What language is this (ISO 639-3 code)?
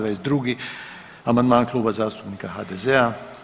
hrv